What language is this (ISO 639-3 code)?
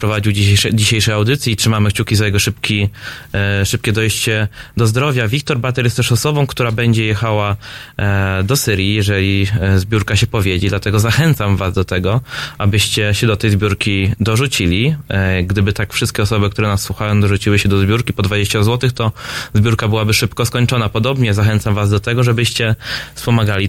pol